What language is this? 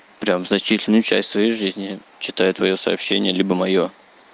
Russian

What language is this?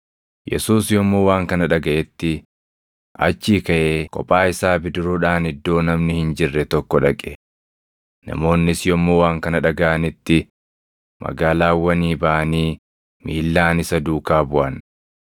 Oromo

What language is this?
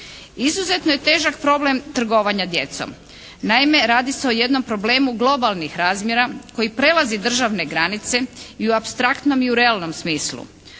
Croatian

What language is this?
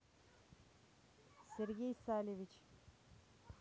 Russian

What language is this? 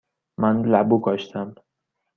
Persian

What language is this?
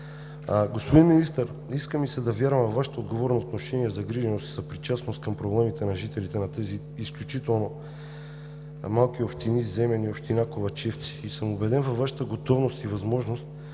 Bulgarian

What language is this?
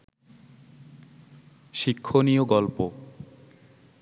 Bangla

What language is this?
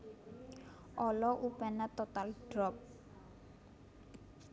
Javanese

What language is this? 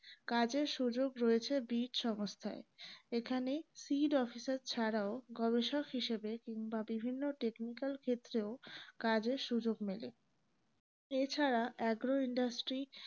Bangla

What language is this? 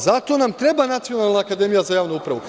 Serbian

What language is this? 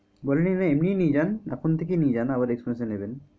Bangla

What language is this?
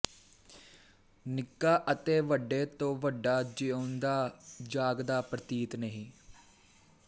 Punjabi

